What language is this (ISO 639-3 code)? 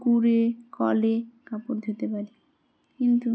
ben